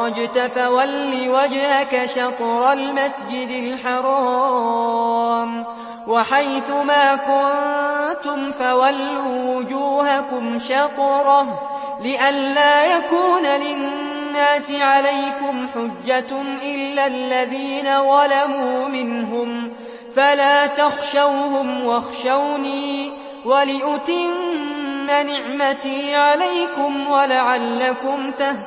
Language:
Arabic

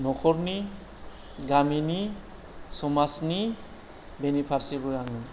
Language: Bodo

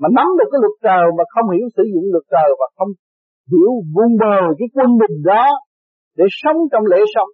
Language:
Vietnamese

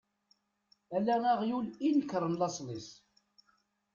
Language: Kabyle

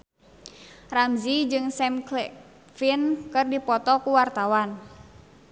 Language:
Sundanese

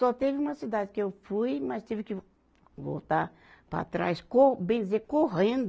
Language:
Portuguese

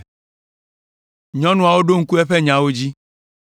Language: Ewe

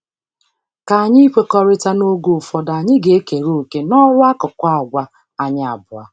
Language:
Igbo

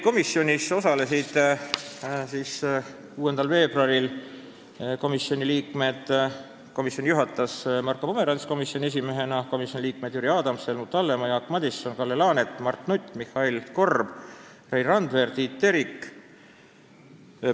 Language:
Estonian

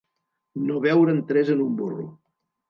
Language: Catalan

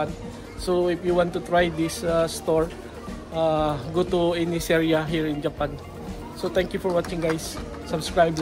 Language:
Filipino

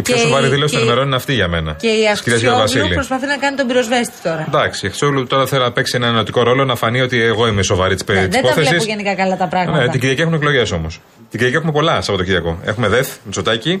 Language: Greek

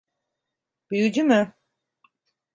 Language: Turkish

